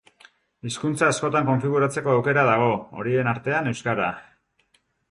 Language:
Basque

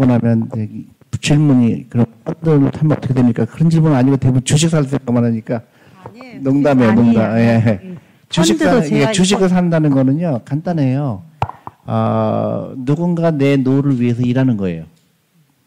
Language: Korean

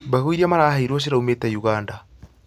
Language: Kikuyu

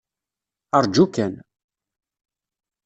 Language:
Kabyle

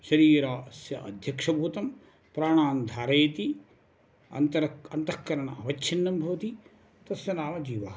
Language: Sanskrit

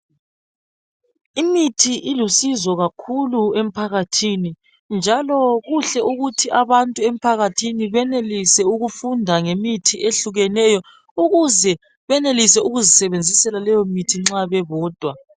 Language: North Ndebele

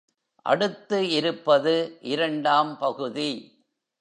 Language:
Tamil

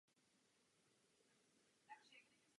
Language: Czech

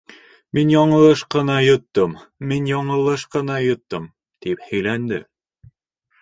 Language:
Bashkir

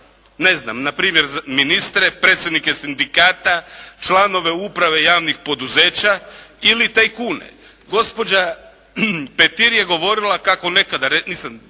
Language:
Croatian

